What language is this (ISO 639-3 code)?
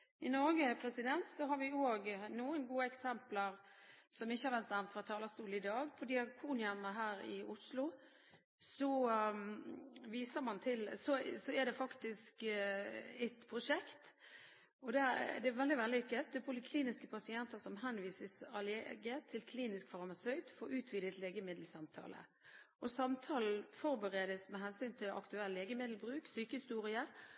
nob